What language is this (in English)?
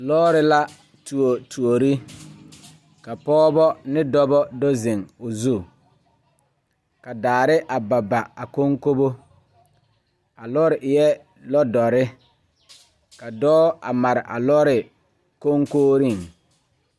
Southern Dagaare